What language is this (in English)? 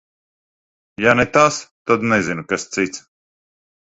Latvian